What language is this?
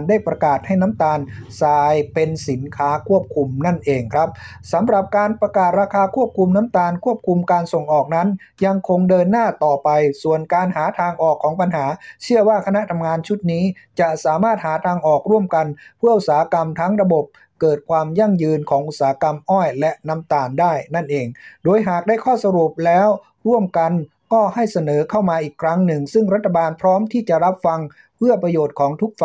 Thai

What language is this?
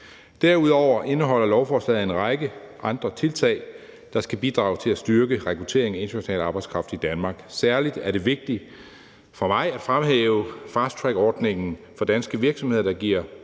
Danish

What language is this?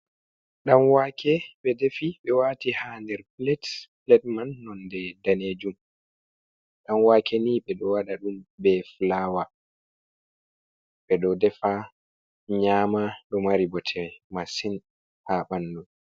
Fula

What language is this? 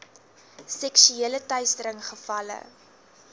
Afrikaans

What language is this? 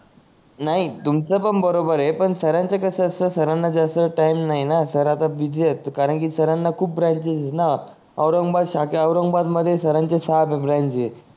Marathi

